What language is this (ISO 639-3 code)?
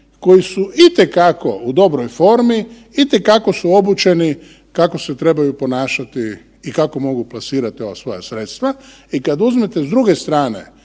hrv